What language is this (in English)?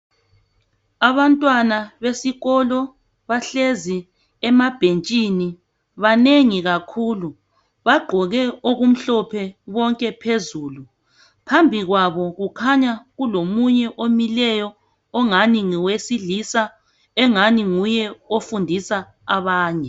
North Ndebele